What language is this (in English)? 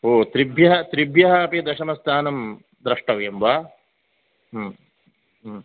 Sanskrit